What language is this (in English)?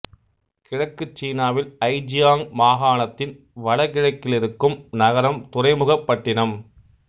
Tamil